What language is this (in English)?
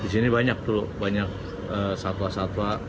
Indonesian